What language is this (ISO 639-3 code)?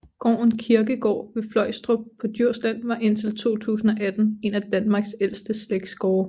dan